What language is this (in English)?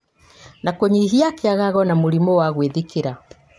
Kikuyu